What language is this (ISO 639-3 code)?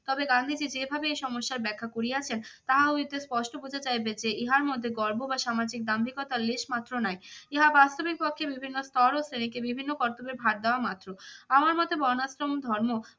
ben